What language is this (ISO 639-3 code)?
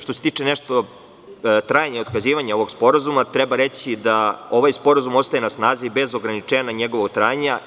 srp